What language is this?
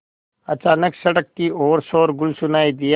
Hindi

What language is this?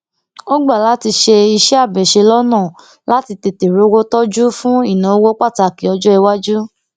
Yoruba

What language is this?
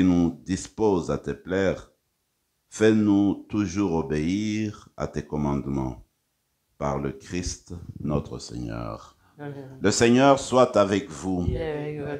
French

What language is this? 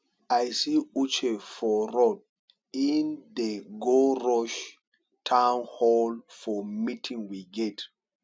Nigerian Pidgin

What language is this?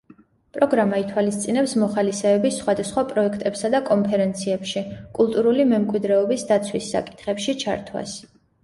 Georgian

